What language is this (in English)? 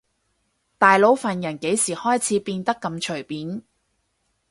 Cantonese